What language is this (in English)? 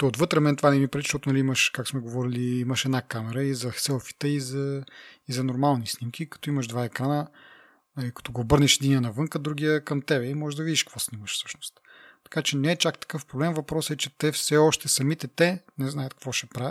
Bulgarian